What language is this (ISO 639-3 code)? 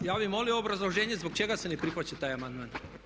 hrv